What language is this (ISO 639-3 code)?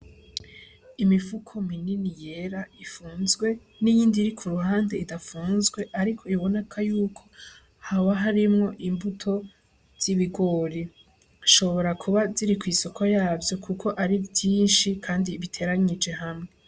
run